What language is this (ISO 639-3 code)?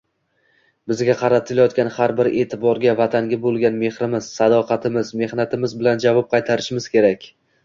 uzb